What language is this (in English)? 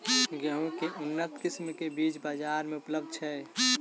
Maithili